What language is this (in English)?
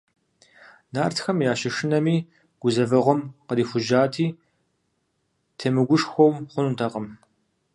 Kabardian